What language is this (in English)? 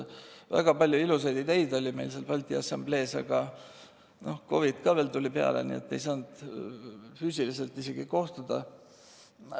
Estonian